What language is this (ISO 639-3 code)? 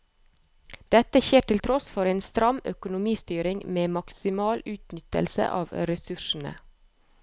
nor